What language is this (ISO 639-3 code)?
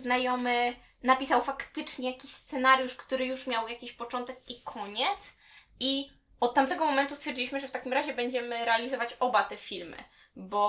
pol